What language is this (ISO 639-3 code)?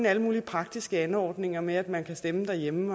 dan